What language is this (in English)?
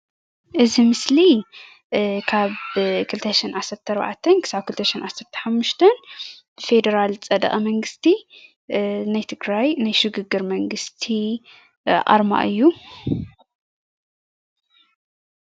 Tigrinya